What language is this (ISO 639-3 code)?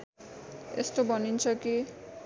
nep